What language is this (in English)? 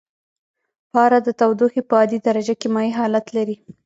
Pashto